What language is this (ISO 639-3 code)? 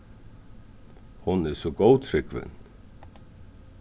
fao